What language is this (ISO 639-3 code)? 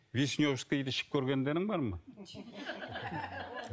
kaz